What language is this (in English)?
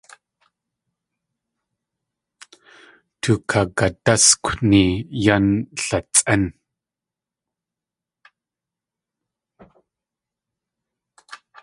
Tlingit